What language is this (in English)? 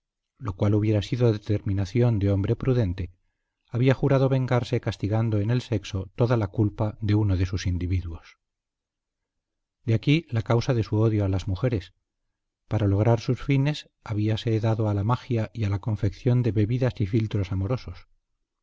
Spanish